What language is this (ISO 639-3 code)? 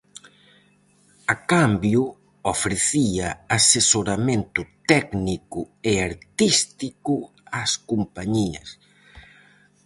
glg